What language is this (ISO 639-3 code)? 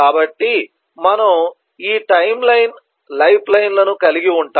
tel